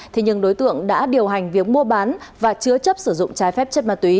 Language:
Vietnamese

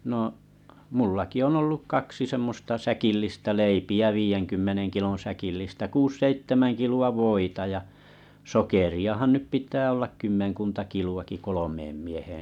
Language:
Finnish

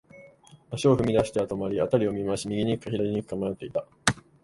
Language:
Japanese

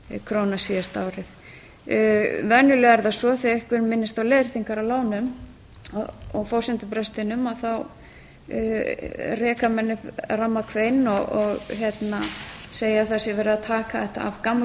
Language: Icelandic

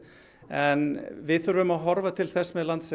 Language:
Icelandic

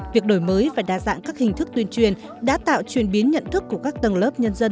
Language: Vietnamese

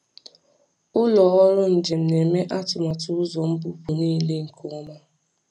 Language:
Igbo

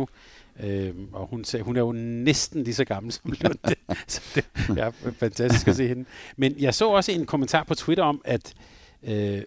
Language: Danish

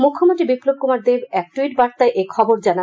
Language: Bangla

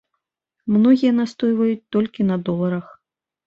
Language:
Belarusian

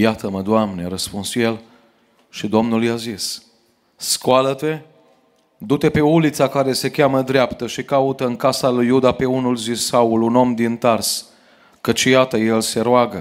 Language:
Romanian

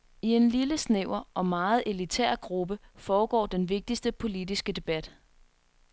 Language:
Danish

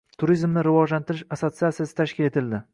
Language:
Uzbek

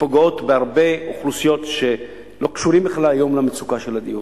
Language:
Hebrew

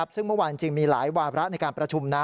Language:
Thai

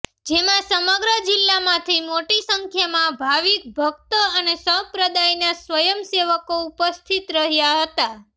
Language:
Gujarati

